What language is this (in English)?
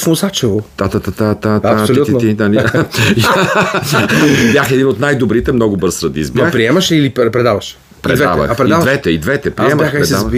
Bulgarian